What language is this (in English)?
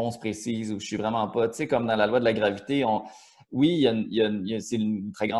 French